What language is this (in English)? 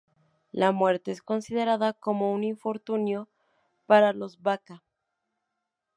Spanish